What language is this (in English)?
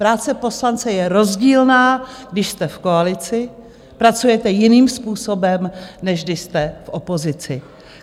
Czech